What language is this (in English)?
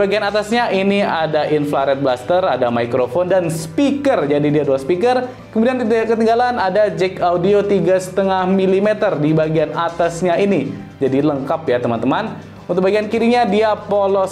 Indonesian